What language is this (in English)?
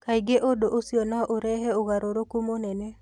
Kikuyu